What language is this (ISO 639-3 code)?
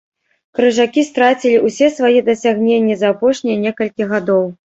bel